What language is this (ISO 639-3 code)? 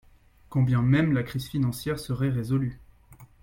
fra